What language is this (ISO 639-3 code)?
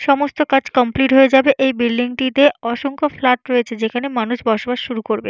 ben